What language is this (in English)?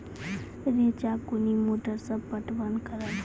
Maithili